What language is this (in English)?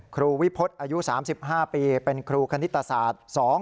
Thai